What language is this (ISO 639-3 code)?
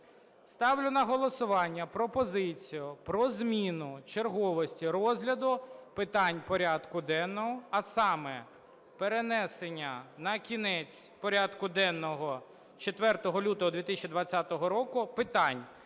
ukr